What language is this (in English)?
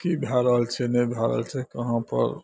Maithili